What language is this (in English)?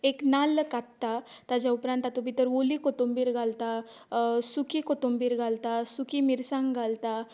Konkani